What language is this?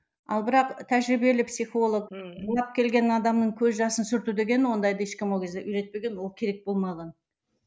Kazakh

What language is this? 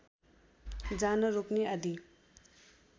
Nepali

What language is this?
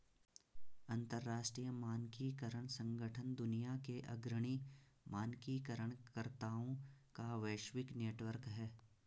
Hindi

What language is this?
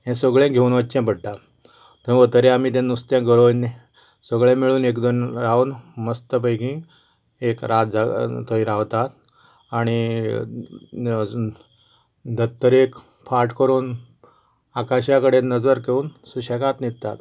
Konkani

